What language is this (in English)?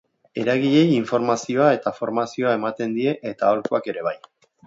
Basque